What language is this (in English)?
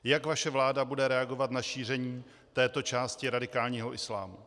Czech